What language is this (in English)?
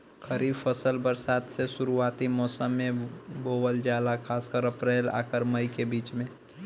Bhojpuri